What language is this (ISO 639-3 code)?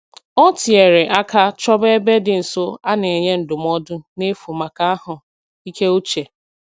ibo